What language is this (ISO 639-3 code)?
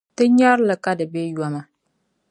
dag